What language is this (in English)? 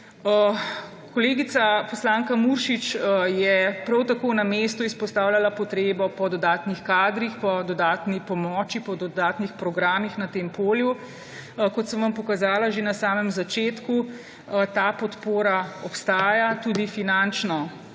Slovenian